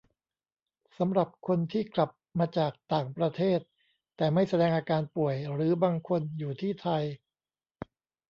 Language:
Thai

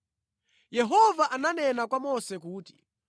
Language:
Nyanja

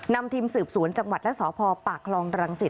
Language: Thai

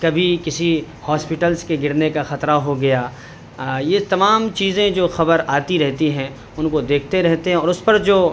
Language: Urdu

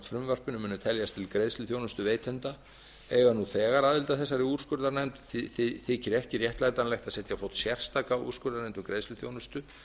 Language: Icelandic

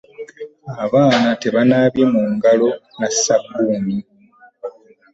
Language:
Ganda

